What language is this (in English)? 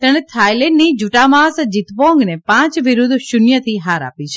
Gujarati